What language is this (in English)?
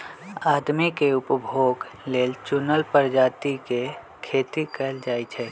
Magahi